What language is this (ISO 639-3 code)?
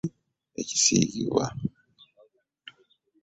lug